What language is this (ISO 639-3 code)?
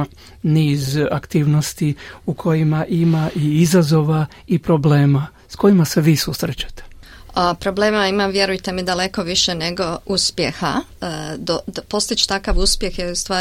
hrv